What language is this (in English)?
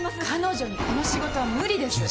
Japanese